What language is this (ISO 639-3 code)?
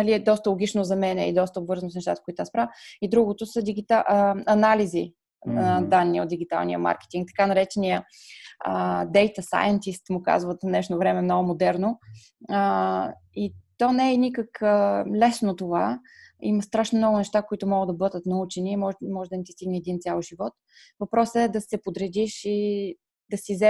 bul